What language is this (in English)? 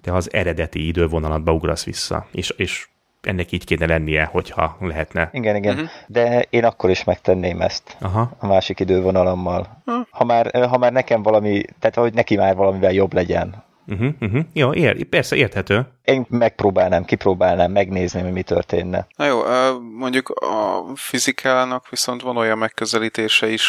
Hungarian